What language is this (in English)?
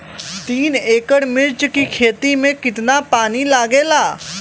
Bhojpuri